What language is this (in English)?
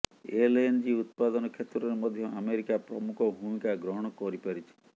Odia